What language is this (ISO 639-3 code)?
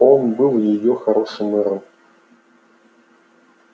rus